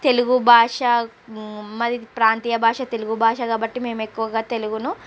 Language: Telugu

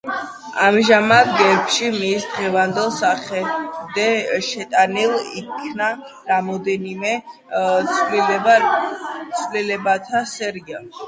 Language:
Georgian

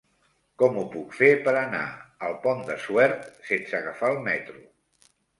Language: Catalan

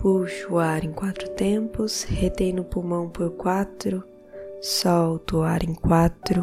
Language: Portuguese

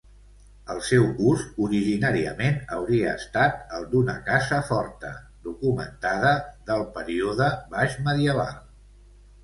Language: Catalan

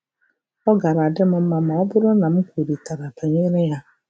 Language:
Igbo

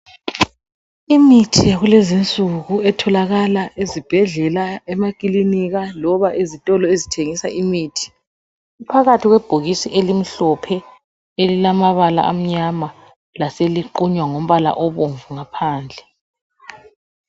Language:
North Ndebele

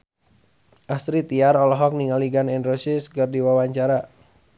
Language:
Sundanese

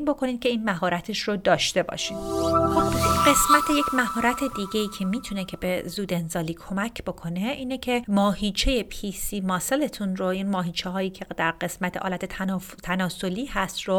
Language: Persian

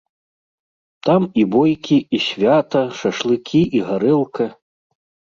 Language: Belarusian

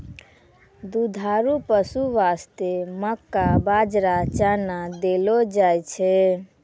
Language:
Maithili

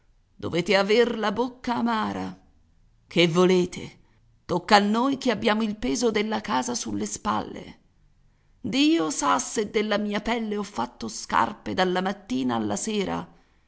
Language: Italian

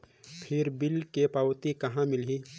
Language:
Chhattisgarhi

